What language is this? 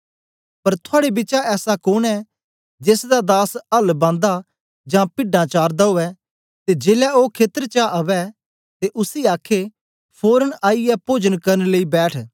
Dogri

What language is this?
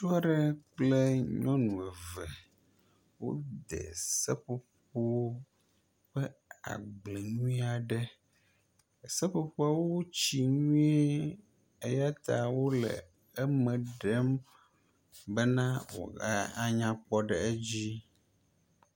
Ewe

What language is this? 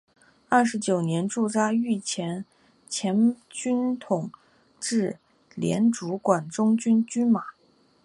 Chinese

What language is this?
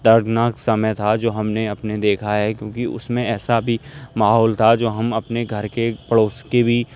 Urdu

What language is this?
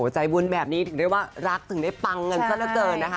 Thai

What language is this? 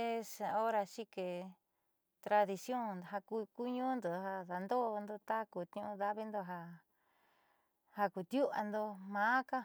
Southeastern Nochixtlán Mixtec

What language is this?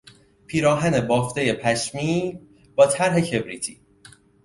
Persian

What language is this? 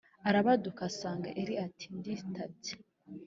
Kinyarwanda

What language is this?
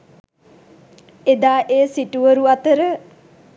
Sinhala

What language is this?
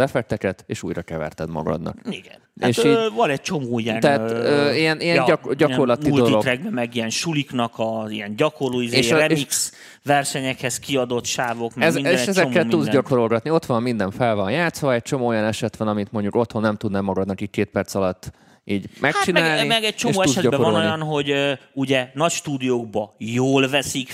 Hungarian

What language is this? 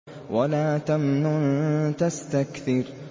Arabic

